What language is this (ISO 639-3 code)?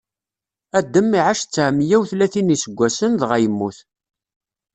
kab